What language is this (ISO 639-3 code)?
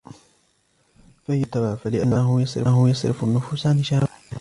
ara